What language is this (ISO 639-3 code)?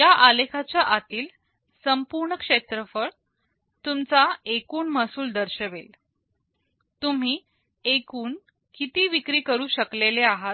mar